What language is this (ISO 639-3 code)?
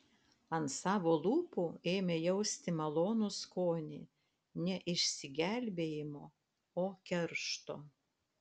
lit